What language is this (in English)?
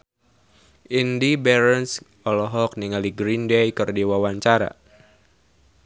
Sundanese